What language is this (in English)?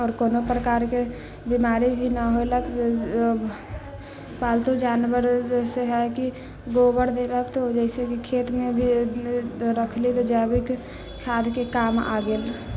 Maithili